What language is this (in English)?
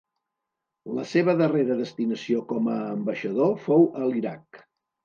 Catalan